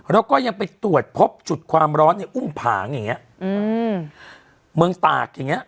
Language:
Thai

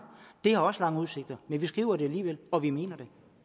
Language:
Danish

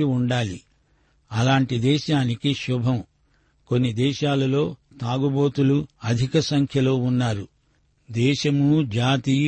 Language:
Telugu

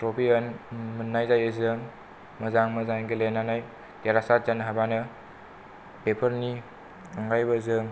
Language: Bodo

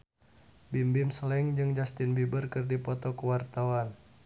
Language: Sundanese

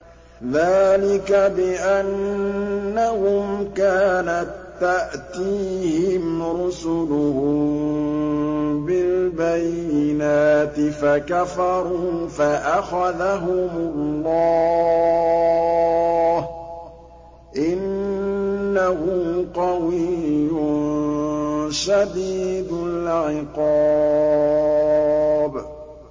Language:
Arabic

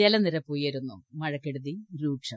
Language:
Malayalam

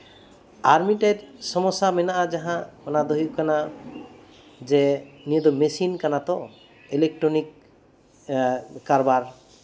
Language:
Santali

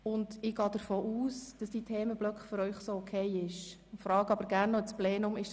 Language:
Swiss German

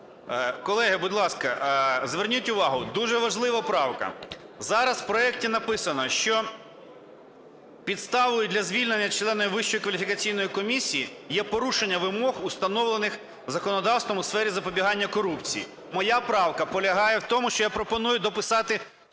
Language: Ukrainian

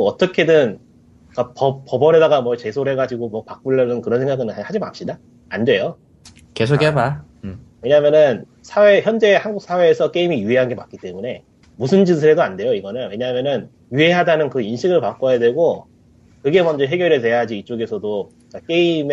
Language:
Korean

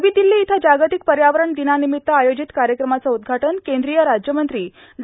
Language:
Marathi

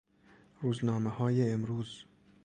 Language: Persian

